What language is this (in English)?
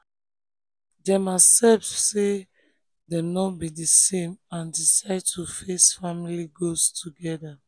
Nigerian Pidgin